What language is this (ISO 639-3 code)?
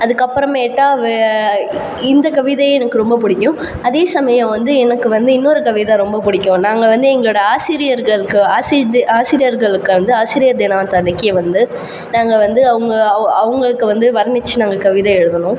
tam